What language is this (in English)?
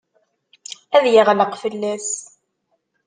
Kabyle